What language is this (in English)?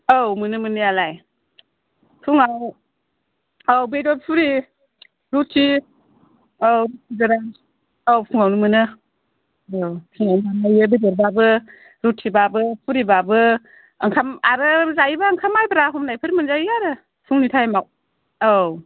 Bodo